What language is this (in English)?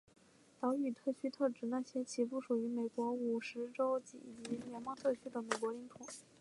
Chinese